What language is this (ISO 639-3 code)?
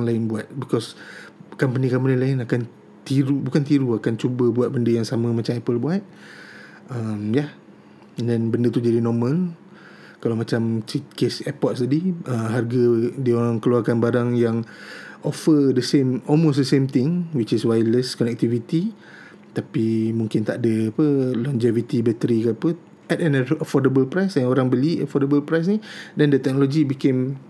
msa